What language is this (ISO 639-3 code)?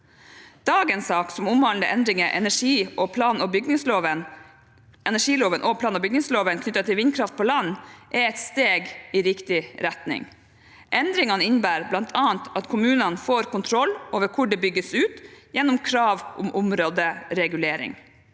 nor